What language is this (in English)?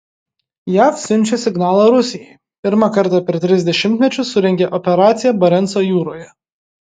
Lithuanian